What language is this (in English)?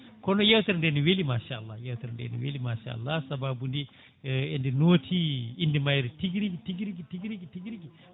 Fula